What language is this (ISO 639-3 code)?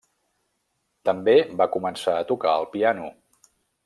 cat